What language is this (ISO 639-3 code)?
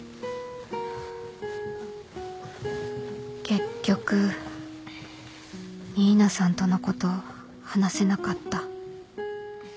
jpn